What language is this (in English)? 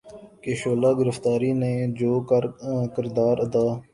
Urdu